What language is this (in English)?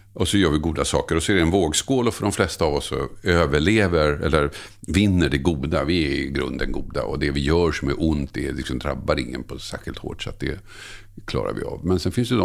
Swedish